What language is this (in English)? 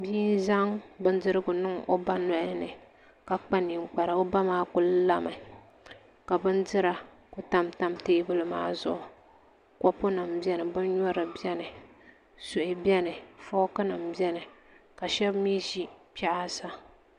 Dagbani